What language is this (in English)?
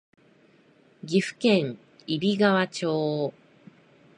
Japanese